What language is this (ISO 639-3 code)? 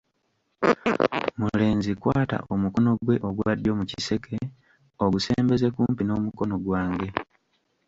lug